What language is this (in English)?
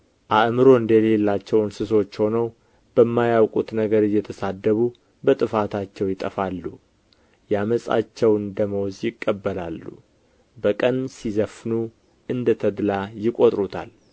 Amharic